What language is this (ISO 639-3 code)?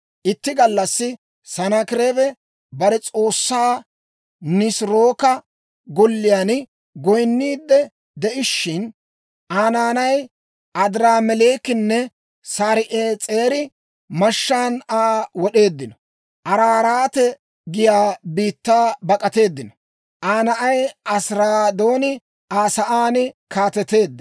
dwr